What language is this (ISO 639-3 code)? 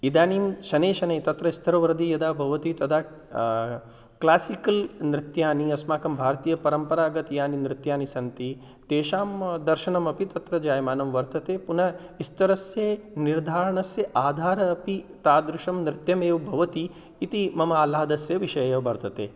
san